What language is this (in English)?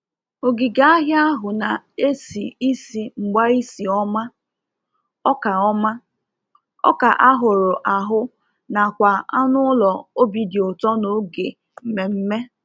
Igbo